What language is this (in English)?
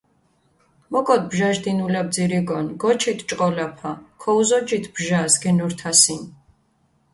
Mingrelian